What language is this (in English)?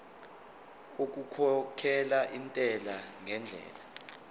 Zulu